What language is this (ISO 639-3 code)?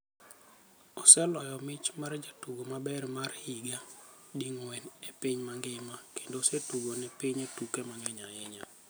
luo